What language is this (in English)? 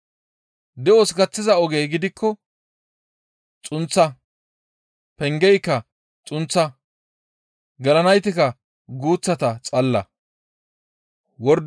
Gamo